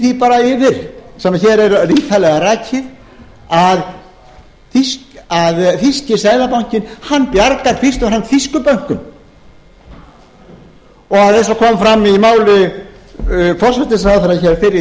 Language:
Icelandic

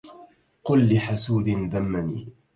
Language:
Arabic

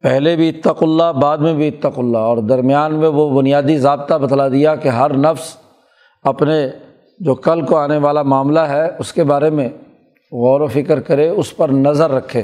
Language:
Urdu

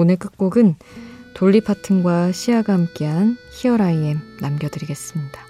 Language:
Korean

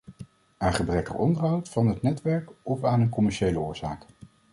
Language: Dutch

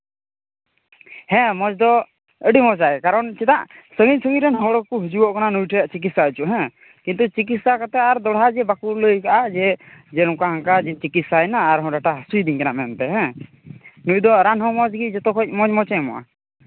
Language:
Santali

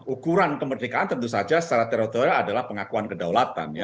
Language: Indonesian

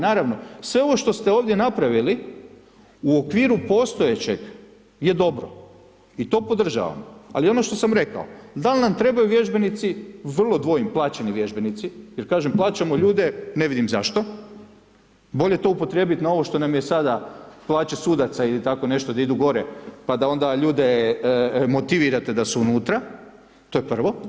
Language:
Croatian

